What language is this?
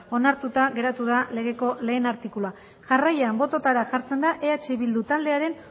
Basque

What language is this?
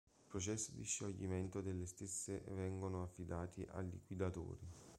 Italian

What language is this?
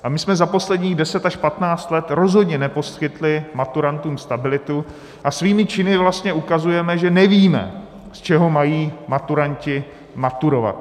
Czech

